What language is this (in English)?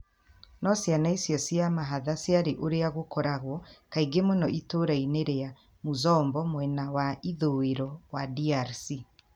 Kikuyu